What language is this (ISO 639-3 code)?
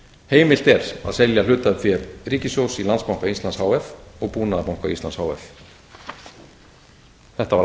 isl